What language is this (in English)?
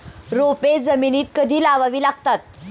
Marathi